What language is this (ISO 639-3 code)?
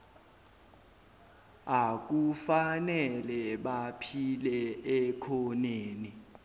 zul